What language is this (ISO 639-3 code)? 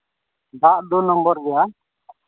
sat